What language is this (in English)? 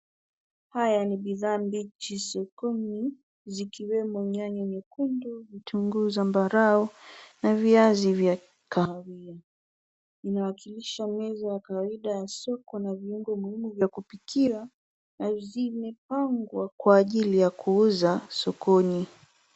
Swahili